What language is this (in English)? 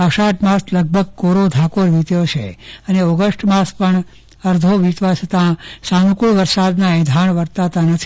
Gujarati